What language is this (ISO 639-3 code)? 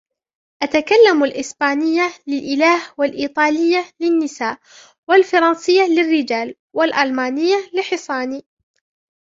ara